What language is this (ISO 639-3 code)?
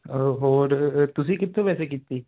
pan